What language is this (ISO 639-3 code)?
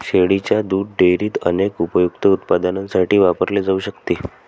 mar